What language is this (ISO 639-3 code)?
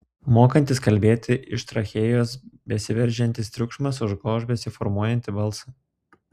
lit